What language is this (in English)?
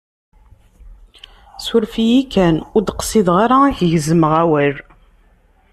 Kabyle